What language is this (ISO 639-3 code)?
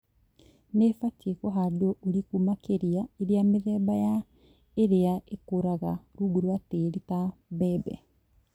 kik